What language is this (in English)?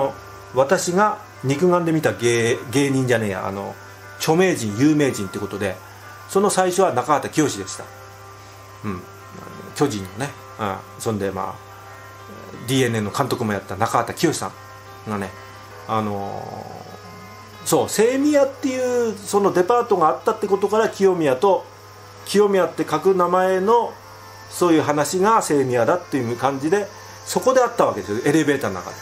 Japanese